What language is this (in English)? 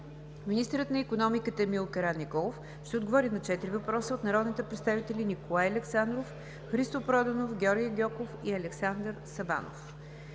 Bulgarian